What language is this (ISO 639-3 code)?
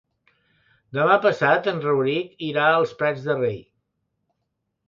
cat